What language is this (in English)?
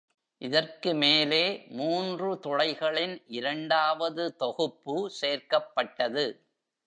Tamil